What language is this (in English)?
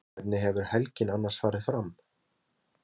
Icelandic